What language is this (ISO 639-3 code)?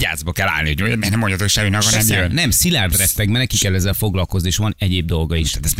hun